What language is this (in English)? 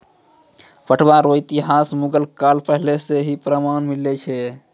Maithili